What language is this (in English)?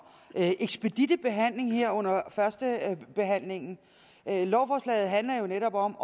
Danish